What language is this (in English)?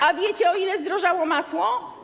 Polish